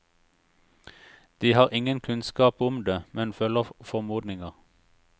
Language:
Norwegian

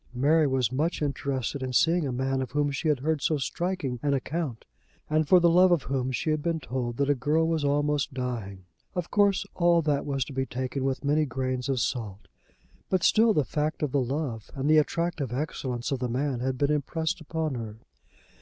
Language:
English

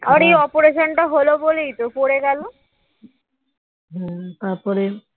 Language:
Bangla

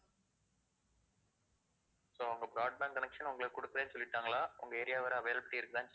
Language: Tamil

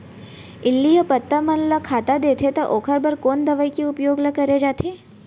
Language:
Chhattisgarhi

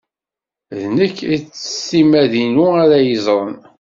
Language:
Kabyle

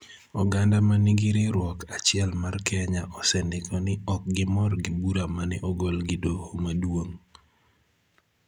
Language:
Luo (Kenya and Tanzania)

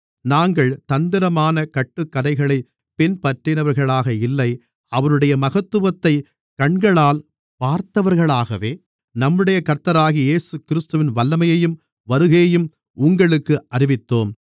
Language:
Tamil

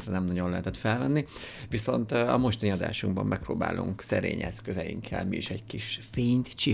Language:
Hungarian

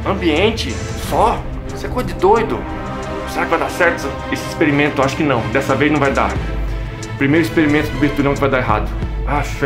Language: Portuguese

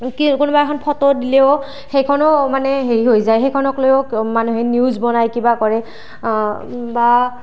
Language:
Assamese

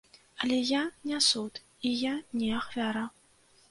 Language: Belarusian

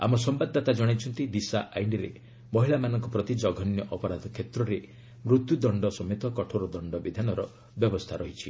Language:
Odia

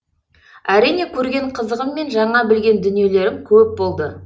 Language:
Kazakh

